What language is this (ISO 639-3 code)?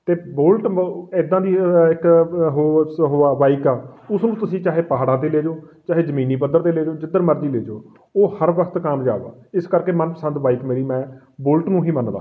pan